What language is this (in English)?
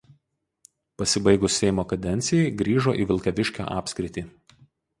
Lithuanian